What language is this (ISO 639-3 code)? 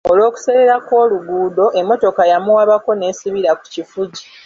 lug